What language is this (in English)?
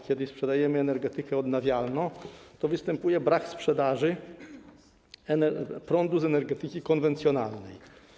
Polish